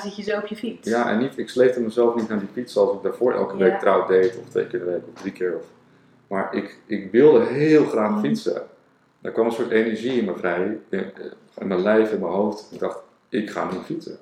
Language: Dutch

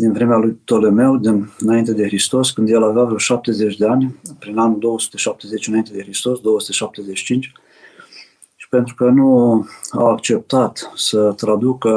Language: Romanian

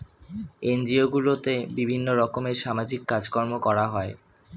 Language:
Bangla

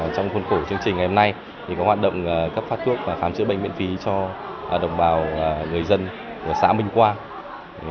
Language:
Vietnamese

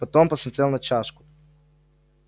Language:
Russian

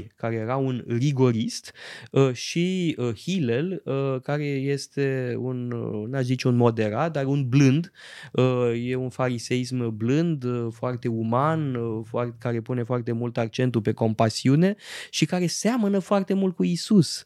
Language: Romanian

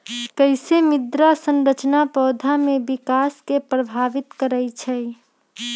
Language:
Magahi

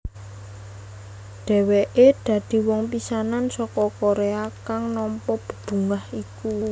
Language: Javanese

